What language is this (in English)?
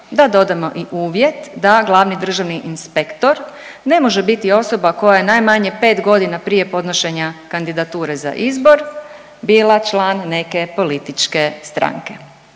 Croatian